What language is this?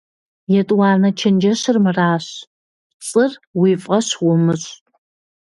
Kabardian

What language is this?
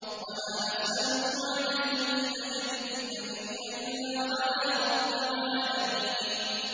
Arabic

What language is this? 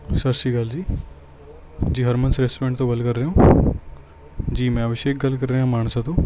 Punjabi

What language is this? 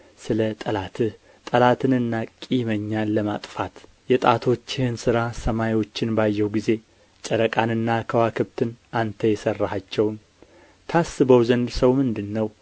Amharic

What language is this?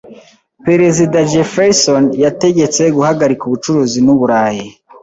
Kinyarwanda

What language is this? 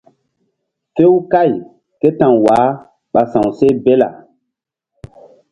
Mbum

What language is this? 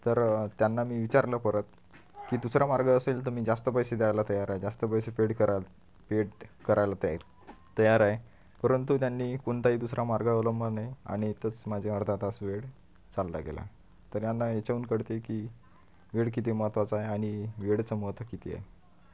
Marathi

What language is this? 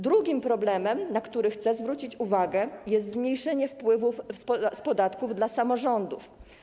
Polish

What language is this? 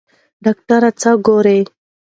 Pashto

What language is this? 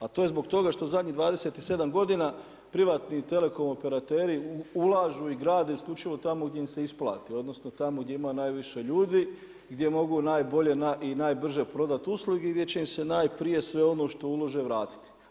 Croatian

